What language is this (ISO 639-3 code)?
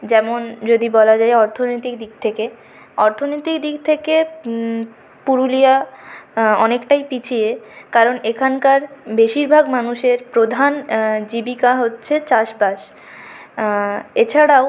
ben